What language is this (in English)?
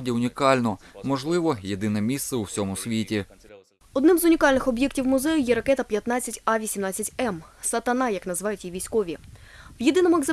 Ukrainian